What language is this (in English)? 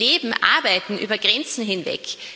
German